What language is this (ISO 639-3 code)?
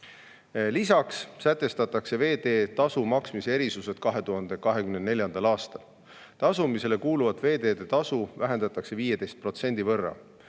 est